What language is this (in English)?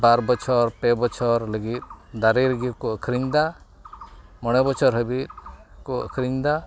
Santali